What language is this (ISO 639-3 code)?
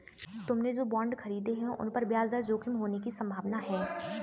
hin